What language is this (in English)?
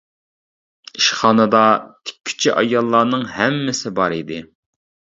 Uyghur